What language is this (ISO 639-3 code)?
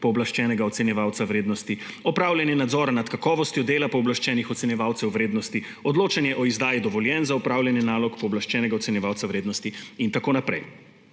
slv